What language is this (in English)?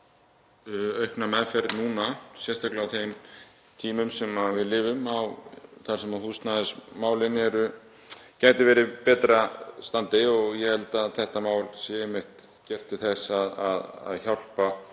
Icelandic